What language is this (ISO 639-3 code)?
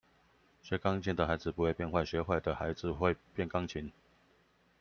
zho